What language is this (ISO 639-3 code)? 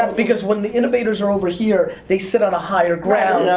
eng